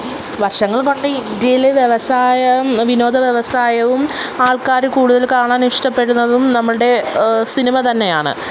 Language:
Malayalam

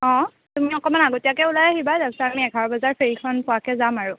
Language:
Assamese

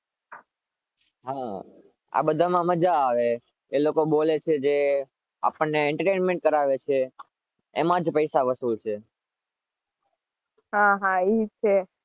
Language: Gujarati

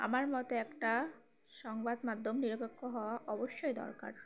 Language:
Bangla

